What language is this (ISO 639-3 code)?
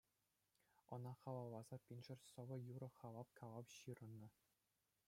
chv